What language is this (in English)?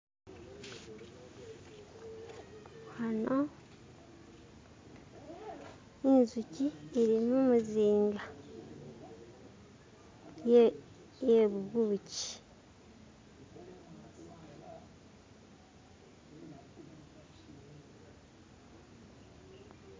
Masaaba